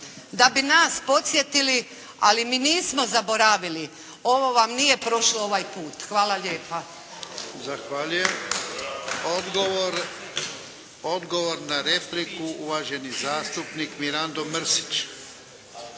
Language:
Croatian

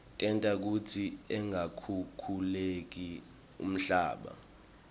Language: Swati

